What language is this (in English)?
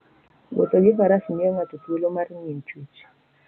Luo (Kenya and Tanzania)